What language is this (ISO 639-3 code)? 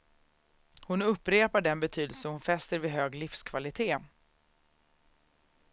swe